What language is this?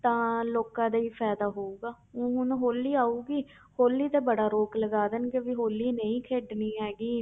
Punjabi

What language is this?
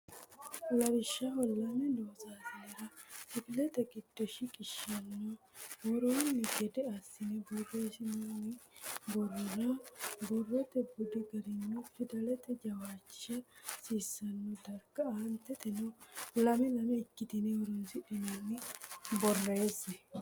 Sidamo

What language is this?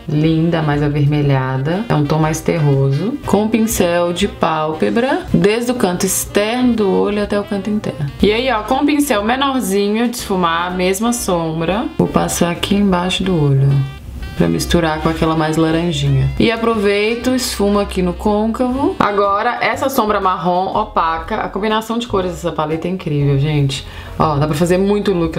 Portuguese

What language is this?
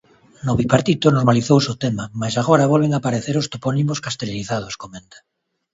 Galician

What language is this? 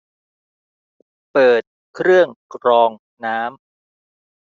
Thai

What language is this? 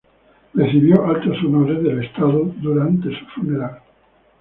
Spanish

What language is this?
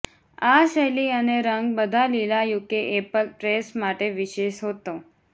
Gujarati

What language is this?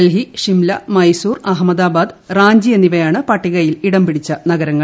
Malayalam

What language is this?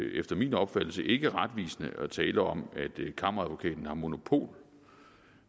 Danish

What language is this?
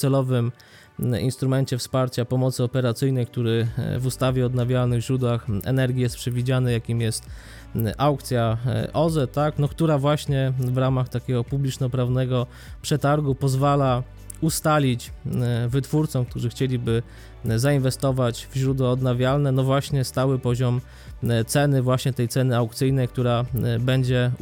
Polish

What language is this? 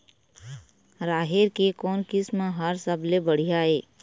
Chhattisgarhi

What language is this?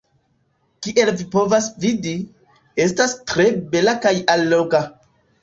Esperanto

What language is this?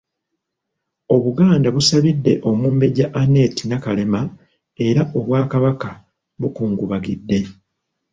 Ganda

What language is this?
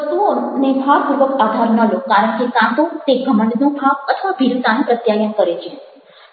Gujarati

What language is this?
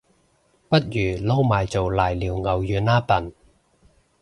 Cantonese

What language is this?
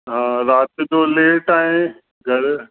Sindhi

